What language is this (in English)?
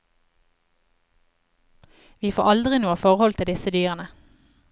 Norwegian